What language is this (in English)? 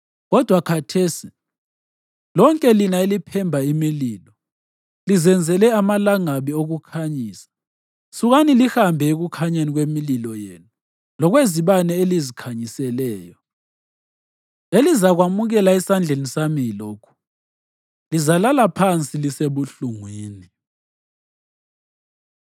North Ndebele